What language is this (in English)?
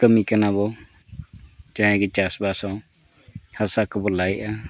Santali